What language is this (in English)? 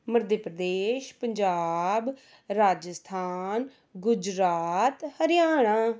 Punjabi